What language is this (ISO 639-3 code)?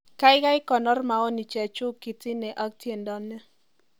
kln